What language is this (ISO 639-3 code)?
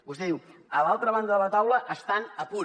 cat